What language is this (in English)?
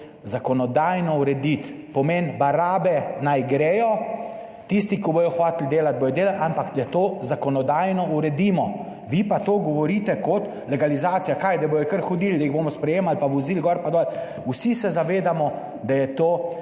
Slovenian